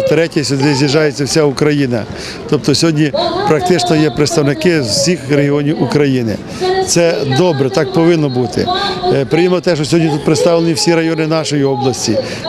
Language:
Ukrainian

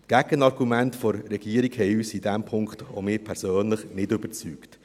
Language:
Swiss German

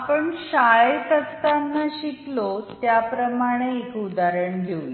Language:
Marathi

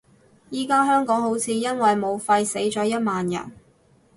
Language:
Cantonese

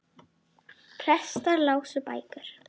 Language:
Icelandic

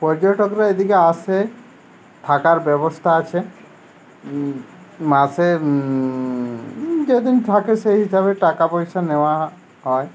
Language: Bangla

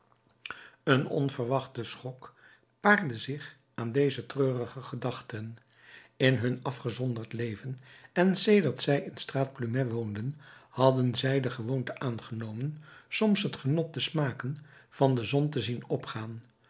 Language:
Dutch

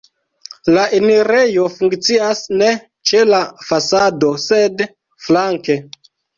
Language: Esperanto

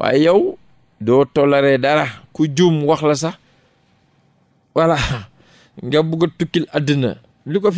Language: French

